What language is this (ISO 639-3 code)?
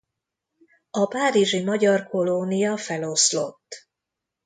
hun